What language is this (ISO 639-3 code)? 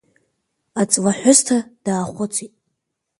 abk